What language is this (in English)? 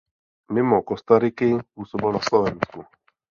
Czech